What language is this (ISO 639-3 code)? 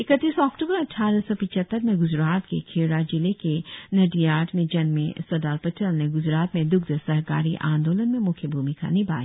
hin